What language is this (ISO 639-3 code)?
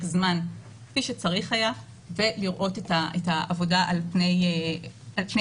heb